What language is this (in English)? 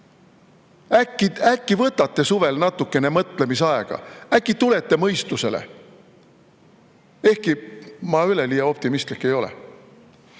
Estonian